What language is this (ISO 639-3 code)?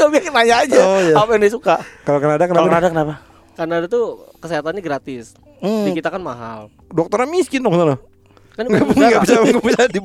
ind